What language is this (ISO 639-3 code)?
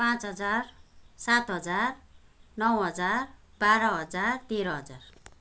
nep